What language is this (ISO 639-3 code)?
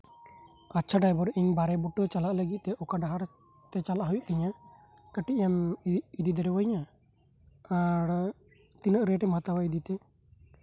sat